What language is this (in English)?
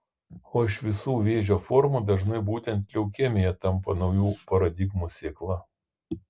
Lithuanian